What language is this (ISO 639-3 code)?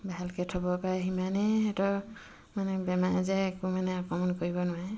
asm